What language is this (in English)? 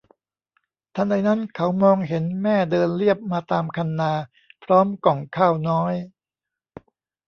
Thai